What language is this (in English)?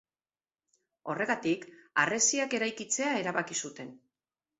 Basque